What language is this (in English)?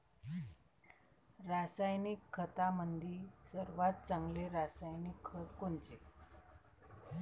Marathi